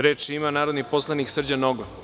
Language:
Serbian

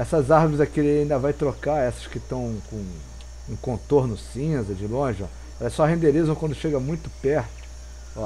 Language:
Portuguese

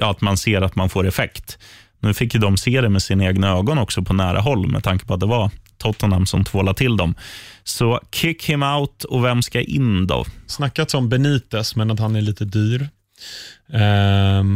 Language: Swedish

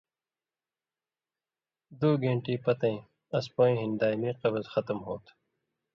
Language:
Indus Kohistani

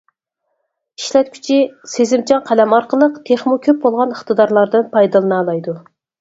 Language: Uyghur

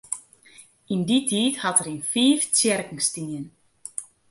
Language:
Western Frisian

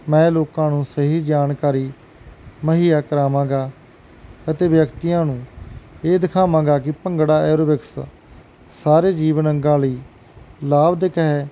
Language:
Punjabi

